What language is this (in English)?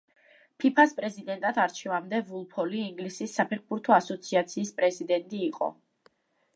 Georgian